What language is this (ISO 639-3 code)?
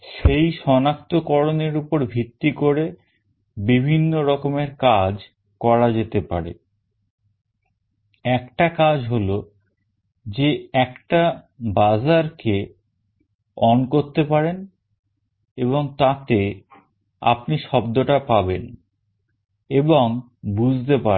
ben